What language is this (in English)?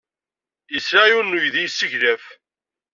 Kabyle